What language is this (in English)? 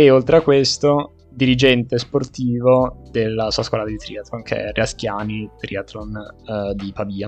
Italian